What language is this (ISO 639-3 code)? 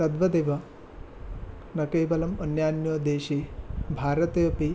san